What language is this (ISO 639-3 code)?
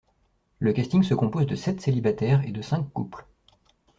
fra